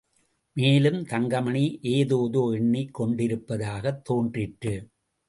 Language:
Tamil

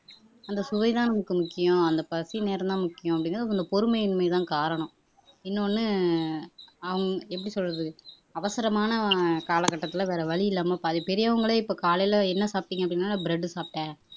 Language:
Tamil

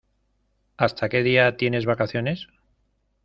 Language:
Spanish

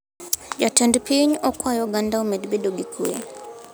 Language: Luo (Kenya and Tanzania)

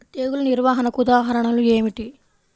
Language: Telugu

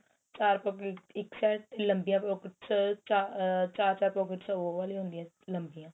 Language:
Punjabi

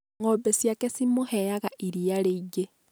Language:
Kikuyu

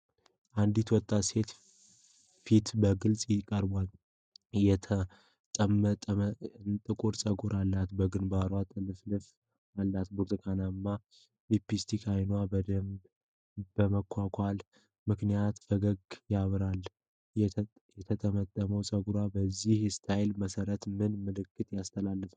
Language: Amharic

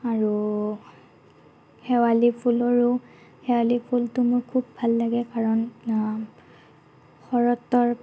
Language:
Assamese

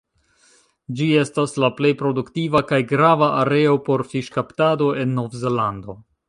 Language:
Esperanto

